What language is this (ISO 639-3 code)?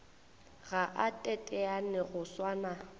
nso